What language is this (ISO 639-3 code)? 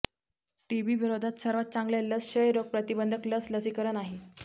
mar